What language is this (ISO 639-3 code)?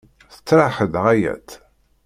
kab